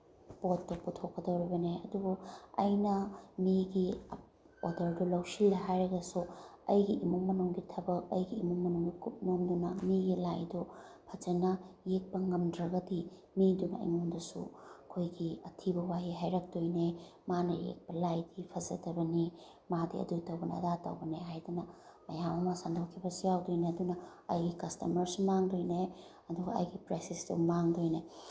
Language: Manipuri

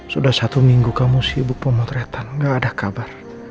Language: Indonesian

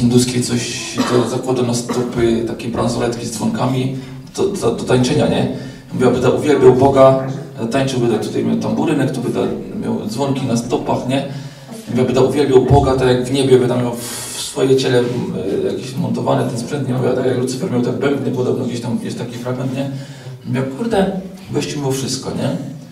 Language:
Polish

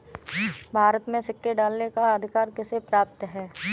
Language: Hindi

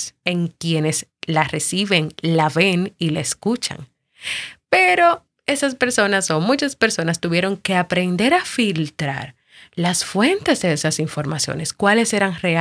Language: Spanish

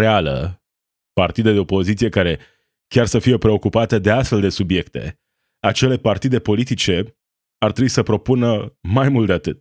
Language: Romanian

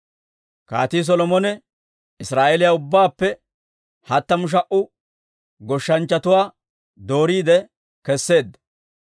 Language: Dawro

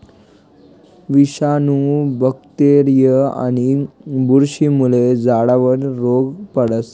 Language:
Marathi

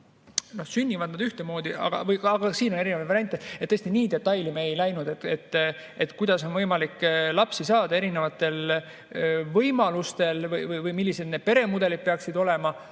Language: Estonian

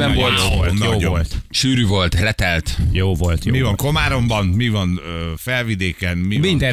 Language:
Hungarian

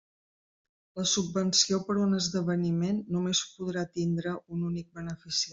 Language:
Catalan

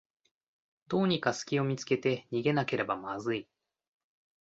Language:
Japanese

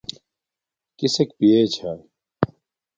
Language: Domaaki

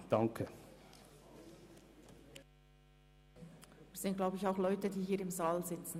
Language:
Swiss German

